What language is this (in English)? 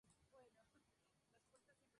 Spanish